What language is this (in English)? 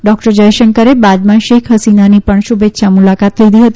Gujarati